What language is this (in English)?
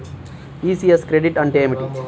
Telugu